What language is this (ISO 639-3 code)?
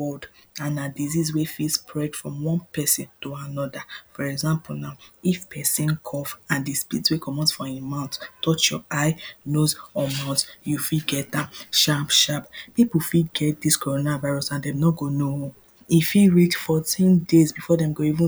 pcm